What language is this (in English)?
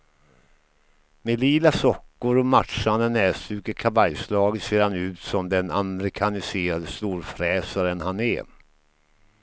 Swedish